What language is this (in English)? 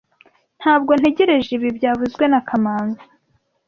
Kinyarwanda